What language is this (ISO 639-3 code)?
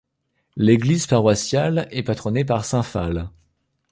fra